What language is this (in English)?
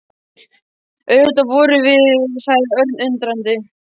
Icelandic